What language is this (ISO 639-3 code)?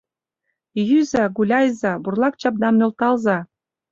chm